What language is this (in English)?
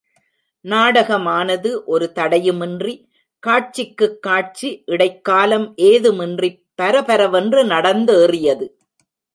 Tamil